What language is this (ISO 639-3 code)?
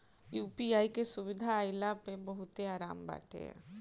bho